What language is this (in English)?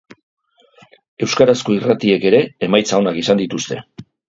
Basque